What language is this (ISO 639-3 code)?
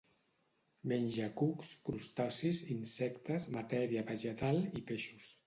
cat